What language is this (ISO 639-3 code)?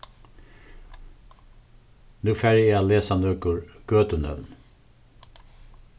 fao